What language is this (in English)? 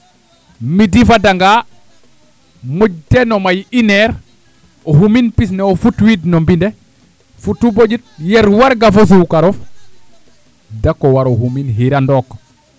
Serer